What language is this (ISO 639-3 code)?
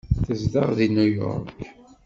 kab